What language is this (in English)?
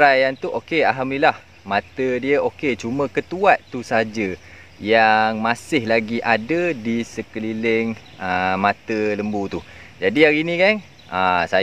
Malay